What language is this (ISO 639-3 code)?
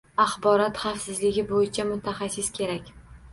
uzb